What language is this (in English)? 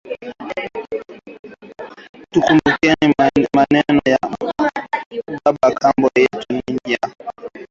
Swahili